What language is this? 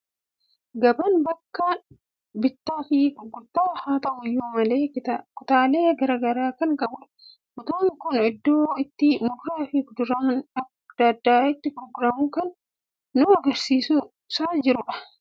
Oromo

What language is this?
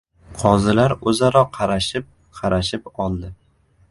Uzbek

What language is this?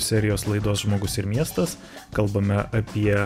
Lithuanian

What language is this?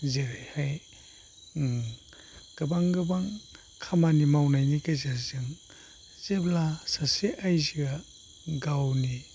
Bodo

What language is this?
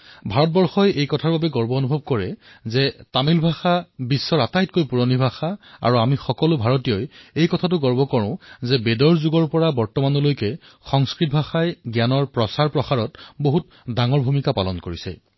Assamese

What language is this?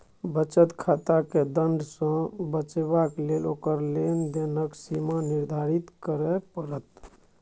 Maithili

